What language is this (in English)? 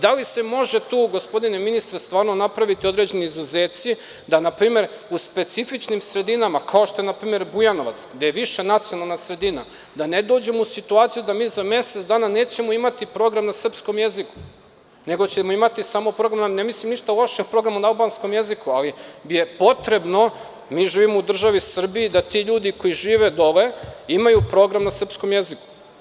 Serbian